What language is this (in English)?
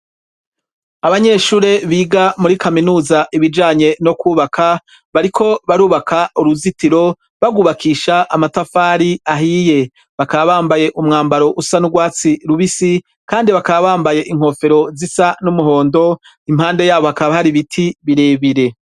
Rundi